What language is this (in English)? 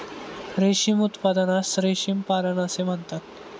Marathi